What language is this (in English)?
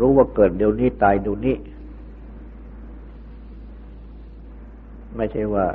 Thai